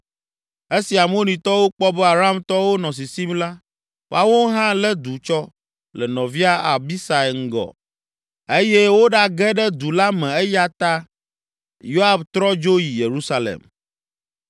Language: Ewe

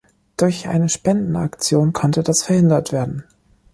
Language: German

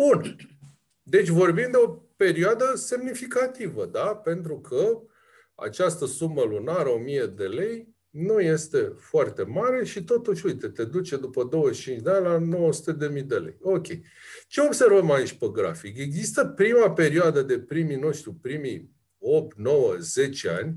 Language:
Romanian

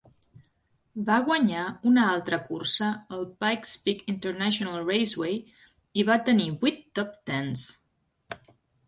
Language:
Catalan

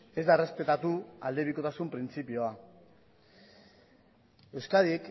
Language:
Basque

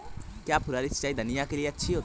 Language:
Hindi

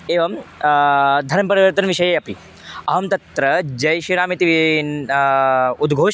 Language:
Sanskrit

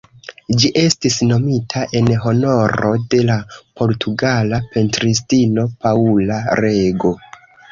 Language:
Esperanto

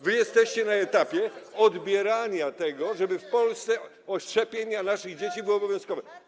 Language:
Polish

